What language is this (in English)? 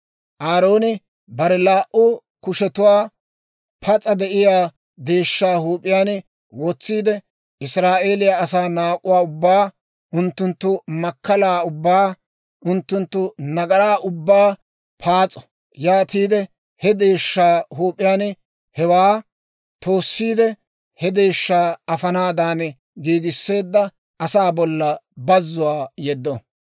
Dawro